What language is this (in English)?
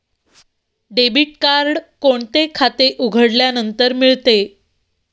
Marathi